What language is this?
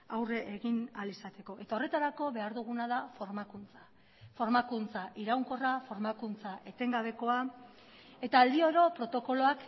Basque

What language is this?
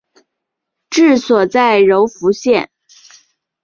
Chinese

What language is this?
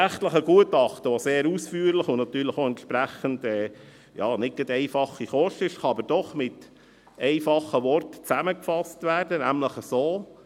Swiss German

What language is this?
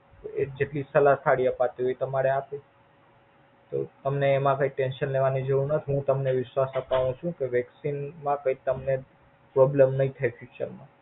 Gujarati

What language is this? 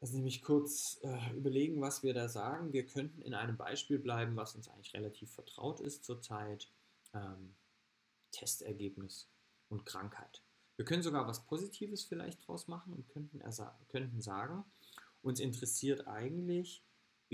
German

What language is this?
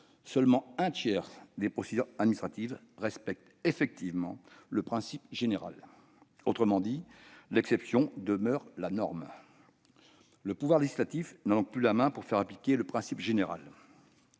French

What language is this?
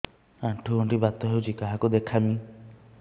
Odia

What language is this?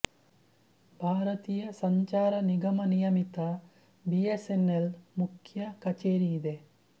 Kannada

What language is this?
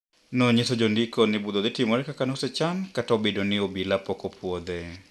Luo (Kenya and Tanzania)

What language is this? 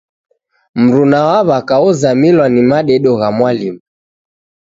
Taita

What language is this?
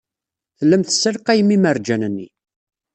Kabyle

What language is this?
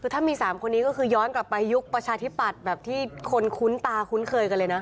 Thai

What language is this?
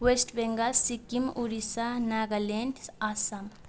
Nepali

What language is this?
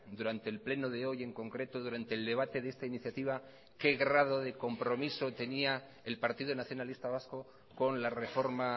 Spanish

